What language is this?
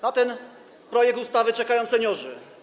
Polish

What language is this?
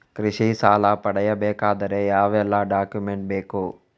Kannada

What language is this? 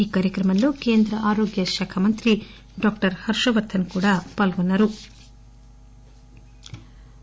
Telugu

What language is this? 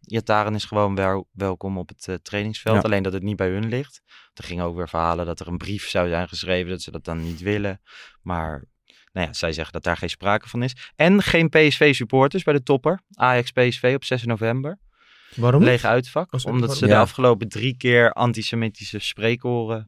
Dutch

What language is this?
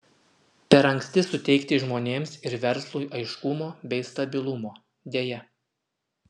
Lithuanian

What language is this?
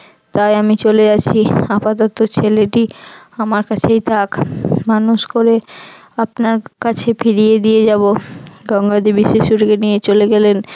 Bangla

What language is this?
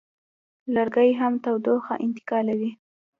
Pashto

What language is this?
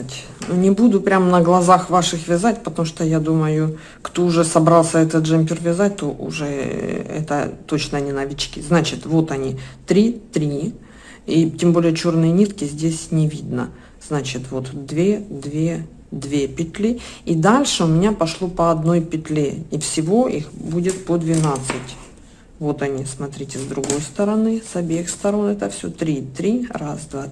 Russian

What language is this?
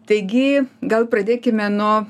Lithuanian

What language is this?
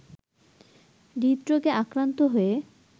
Bangla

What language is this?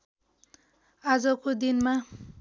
Nepali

